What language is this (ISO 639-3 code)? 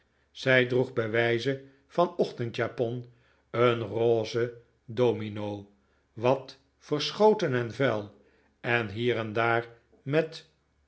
nld